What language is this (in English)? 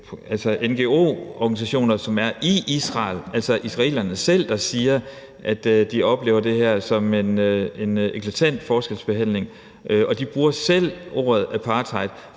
Danish